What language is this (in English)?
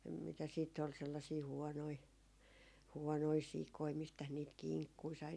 Finnish